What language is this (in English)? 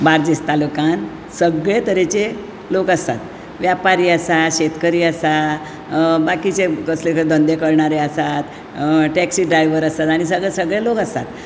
Konkani